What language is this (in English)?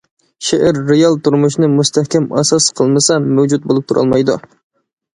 Uyghur